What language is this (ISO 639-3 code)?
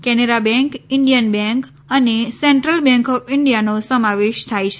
guj